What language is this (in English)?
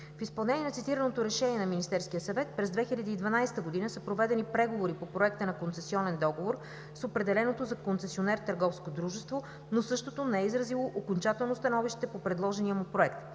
Bulgarian